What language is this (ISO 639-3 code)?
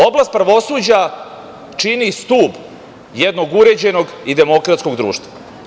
srp